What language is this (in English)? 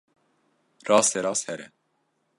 Kurdish